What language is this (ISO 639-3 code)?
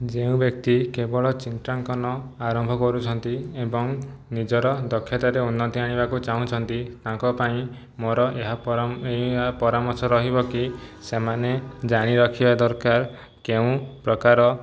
ori